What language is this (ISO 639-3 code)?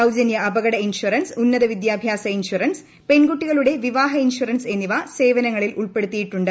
mal